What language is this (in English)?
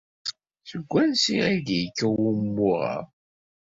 Kabyle